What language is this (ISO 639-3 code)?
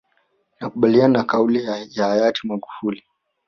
swa